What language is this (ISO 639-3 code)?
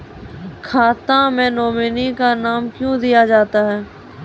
mai